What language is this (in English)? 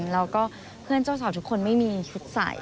Thai